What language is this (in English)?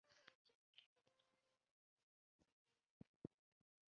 Chinese